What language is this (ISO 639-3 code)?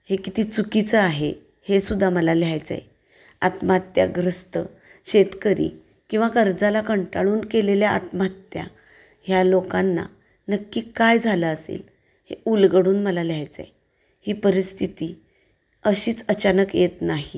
mar